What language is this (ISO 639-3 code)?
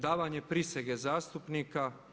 hrv